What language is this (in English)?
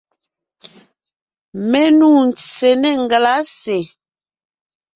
Ngiemboon